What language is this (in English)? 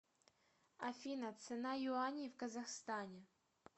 Russian